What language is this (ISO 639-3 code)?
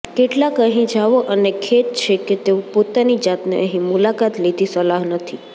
guj